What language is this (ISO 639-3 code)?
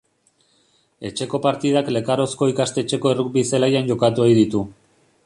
eus